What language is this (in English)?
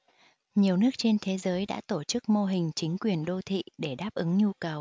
Vietnamese